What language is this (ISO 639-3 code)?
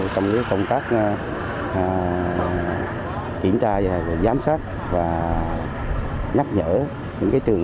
vie